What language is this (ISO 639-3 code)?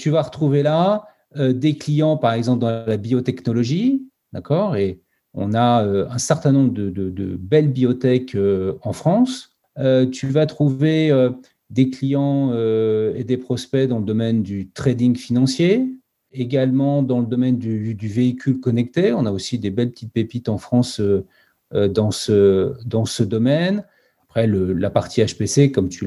fra